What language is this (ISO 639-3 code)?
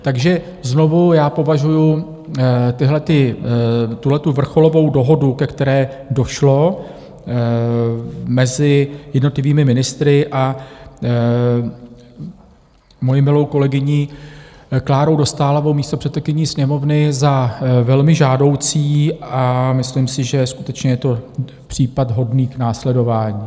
ces